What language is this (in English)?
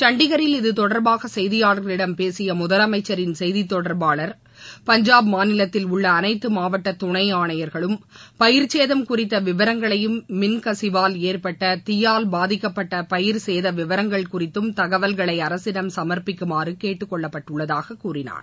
Tamil